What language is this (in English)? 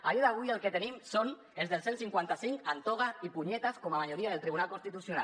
Catalan